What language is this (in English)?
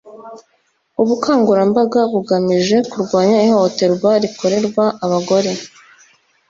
Kinyarwanda